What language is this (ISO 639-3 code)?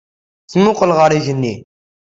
kab